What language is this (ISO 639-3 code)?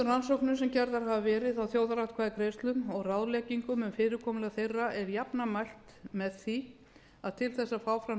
isl